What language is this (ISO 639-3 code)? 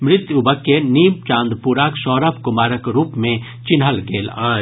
mai